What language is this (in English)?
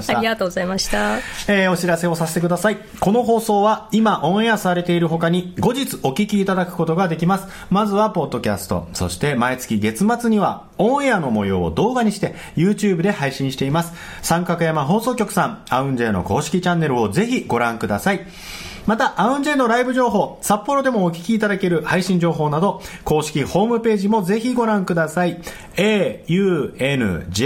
Japanese